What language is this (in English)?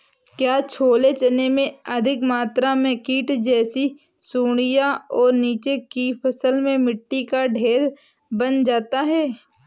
Hindi